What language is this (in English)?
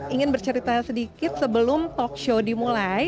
Indonesian